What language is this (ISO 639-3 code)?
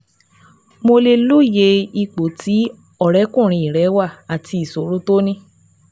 yor